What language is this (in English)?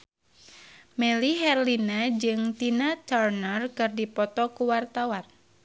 Sundanese